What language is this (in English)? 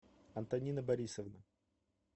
Russian